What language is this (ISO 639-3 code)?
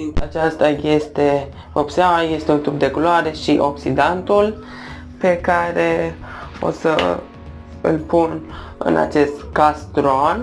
ron